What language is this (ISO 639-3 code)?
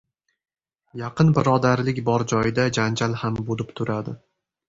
uzb